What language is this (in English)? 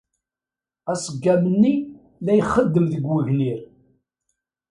Kabyle